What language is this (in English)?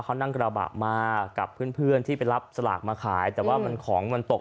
Thai